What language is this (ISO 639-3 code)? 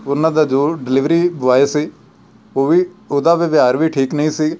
pan